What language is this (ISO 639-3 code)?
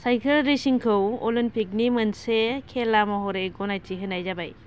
brx